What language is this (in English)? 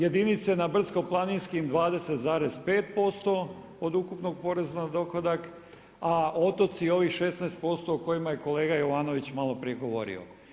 Croatian